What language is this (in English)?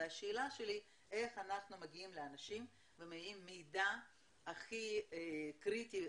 Hebrew